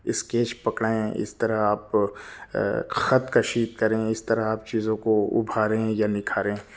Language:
Urdu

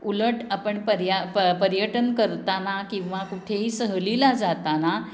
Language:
Marathi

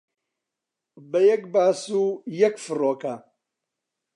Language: Central Kurdish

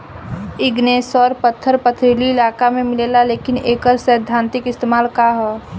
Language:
Bhojpuri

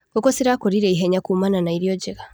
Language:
Kikuyu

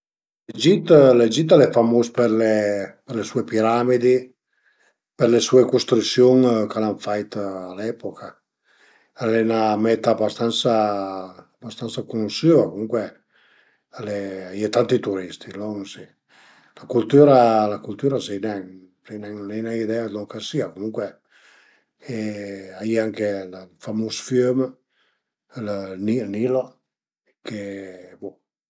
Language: Piedmontese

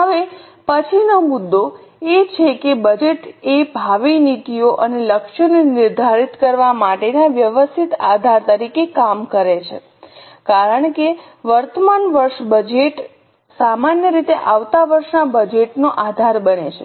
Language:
Gujarati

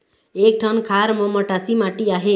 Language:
Chhattisgarhi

